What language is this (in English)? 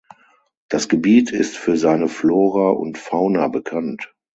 German